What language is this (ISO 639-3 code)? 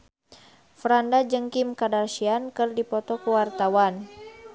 sun